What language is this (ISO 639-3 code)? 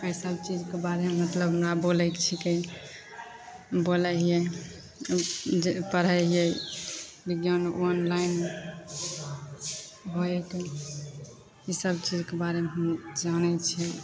mai